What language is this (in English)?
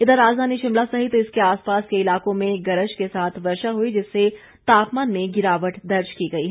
Hindi